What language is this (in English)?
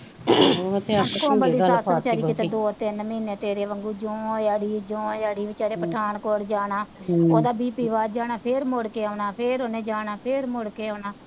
Punjabi